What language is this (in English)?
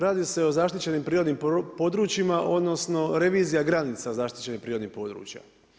Croatian